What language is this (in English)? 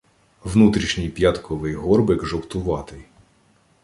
Ukrainian